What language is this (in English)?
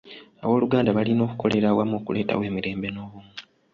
Ganda